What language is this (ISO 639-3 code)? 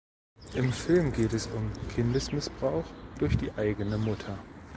deu